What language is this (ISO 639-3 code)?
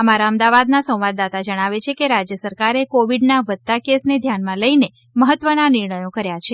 guj